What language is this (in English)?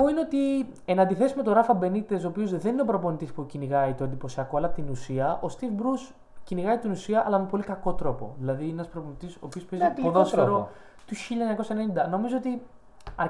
Greek